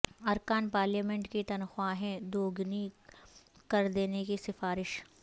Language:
Urdu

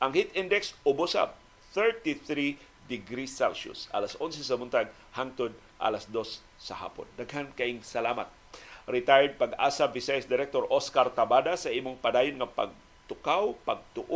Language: Filipino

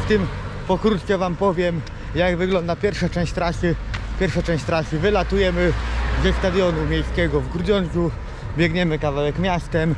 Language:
Polish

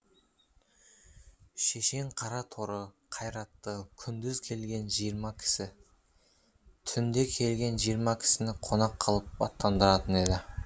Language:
Kazakh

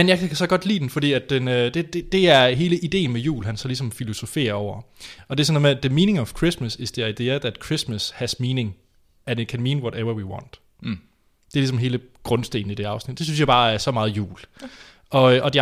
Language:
Danish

